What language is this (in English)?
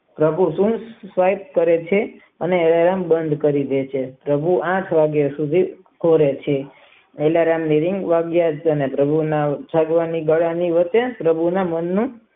Gujarati